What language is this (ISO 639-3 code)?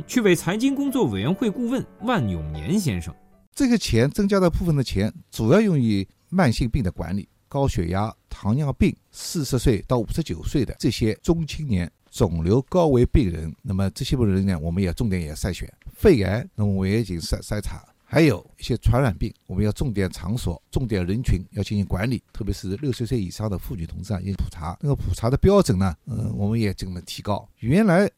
zho